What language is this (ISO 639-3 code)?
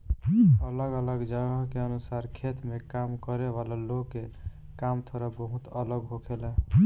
bho